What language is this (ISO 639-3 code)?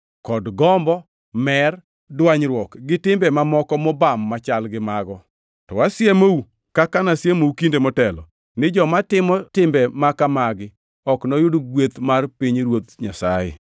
luo